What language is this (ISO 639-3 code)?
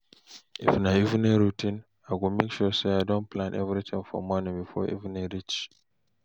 pcm